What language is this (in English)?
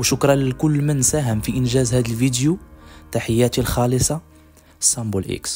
Arabic